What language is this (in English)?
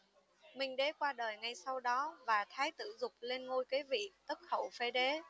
Vietnamese